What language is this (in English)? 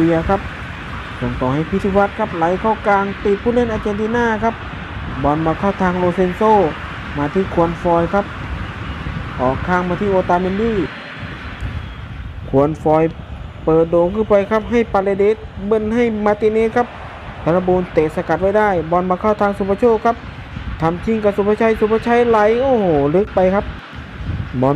Thai